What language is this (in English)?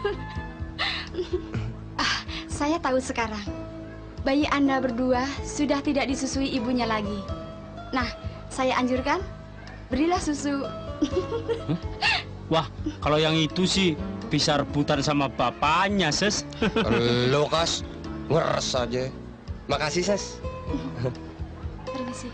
Indonesian